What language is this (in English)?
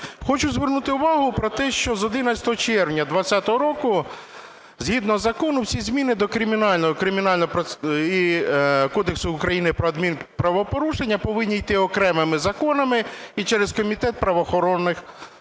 Ukrainian